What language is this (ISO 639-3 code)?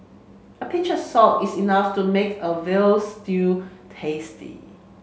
eng